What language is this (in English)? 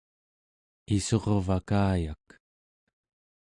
Central Yupik